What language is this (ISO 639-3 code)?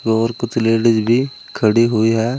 hin